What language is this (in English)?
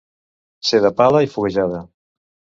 Catalan